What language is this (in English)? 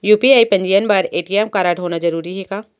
Chhattisgarhi